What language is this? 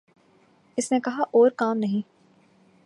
Urdu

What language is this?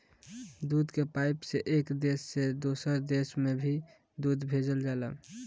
Bhojpuri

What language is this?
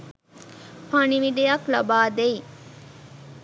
Sinhala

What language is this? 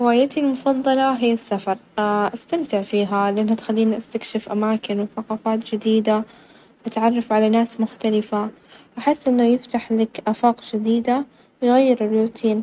Najdi Arabic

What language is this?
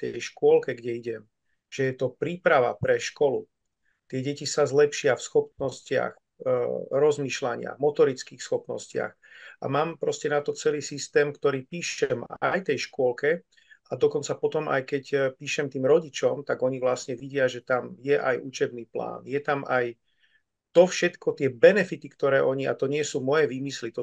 Slovak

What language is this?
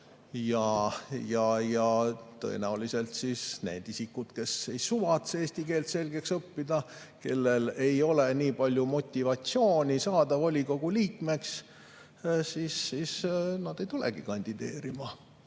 Estonian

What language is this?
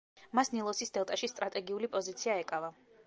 Georgian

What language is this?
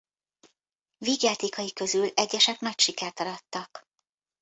Hungarian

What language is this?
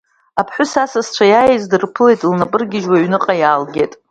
Abkhazian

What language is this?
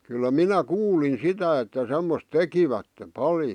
Finnish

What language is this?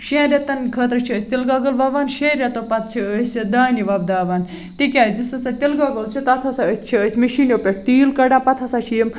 Kashmiri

